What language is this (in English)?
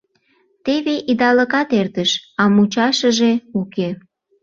Mari